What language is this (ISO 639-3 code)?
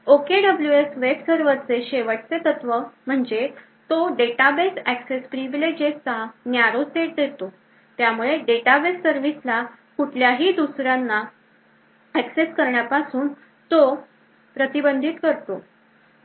mar